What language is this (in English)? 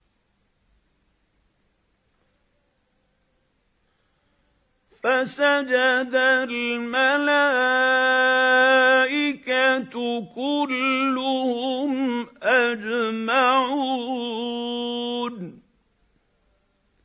Arabic